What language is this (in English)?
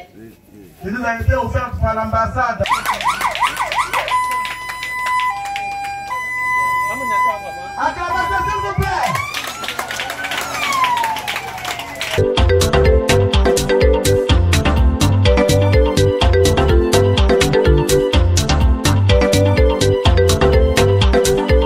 French